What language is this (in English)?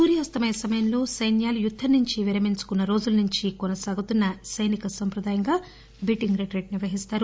Telugu